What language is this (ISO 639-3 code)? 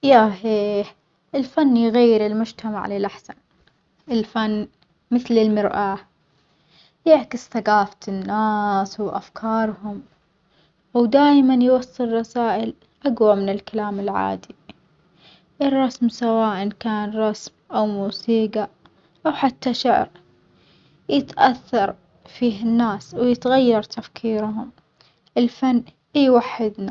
acx